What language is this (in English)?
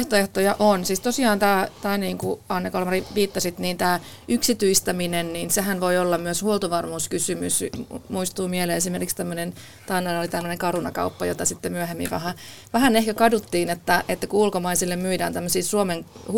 Finnish